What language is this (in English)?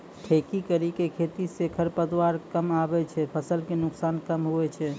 Maithili